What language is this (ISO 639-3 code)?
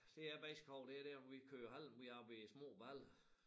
dan